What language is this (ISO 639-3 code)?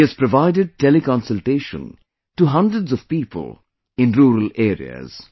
eng